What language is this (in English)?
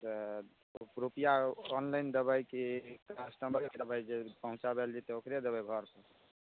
Maithili